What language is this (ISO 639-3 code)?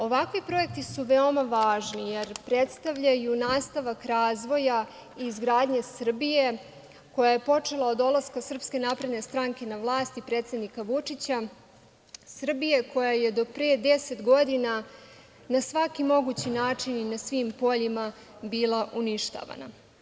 srp